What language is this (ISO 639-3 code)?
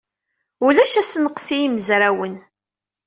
kab